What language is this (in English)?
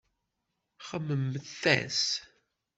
Kabyle